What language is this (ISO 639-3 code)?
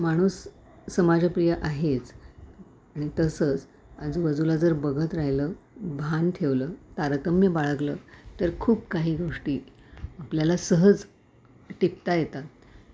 mar